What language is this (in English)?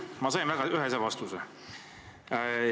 Estonian